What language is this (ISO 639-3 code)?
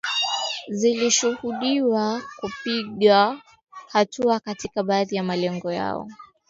swa